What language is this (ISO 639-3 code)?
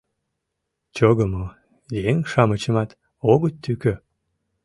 chm